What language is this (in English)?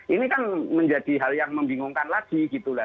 Indonesian